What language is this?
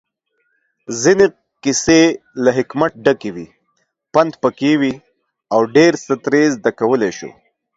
Pashto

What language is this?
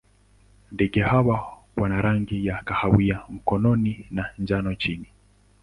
Swahili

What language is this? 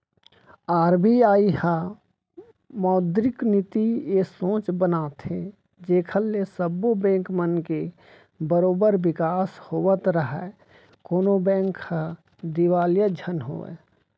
Chhattisgarhi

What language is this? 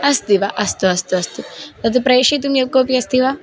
Sanskrit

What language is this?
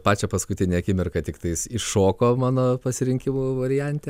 Lithuanian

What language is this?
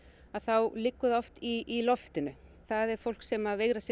Icelandic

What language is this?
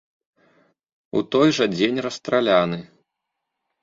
Belarusian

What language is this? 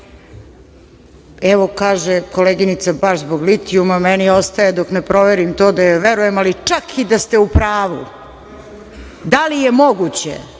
Serbian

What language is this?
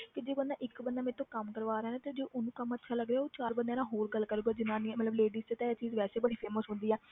Punjabi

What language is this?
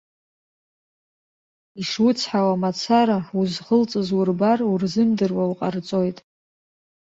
Abkhazian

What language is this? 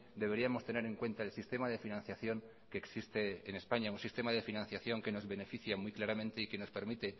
Spanish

